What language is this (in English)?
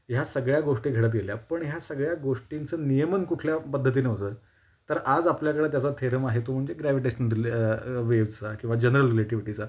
Marathi